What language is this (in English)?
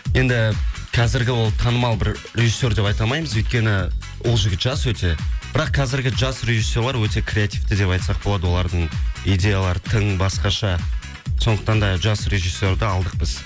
Kazakh